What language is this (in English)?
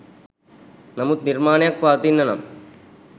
Sinhala